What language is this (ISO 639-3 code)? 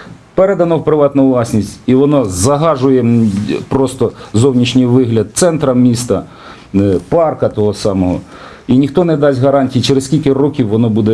ukr